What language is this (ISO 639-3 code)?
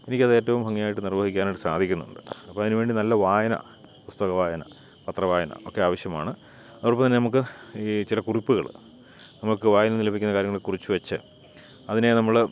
mal